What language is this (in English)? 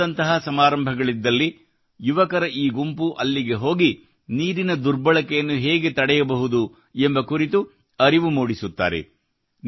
Kannada